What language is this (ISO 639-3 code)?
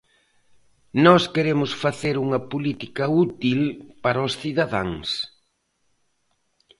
glg